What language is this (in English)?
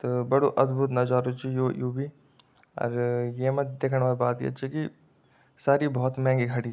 Garhwali